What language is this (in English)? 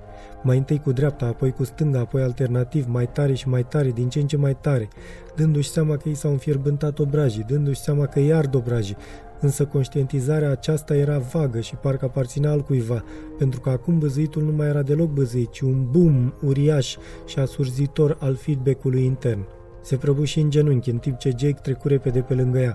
Romanian